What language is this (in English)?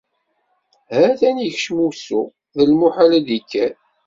Kabyle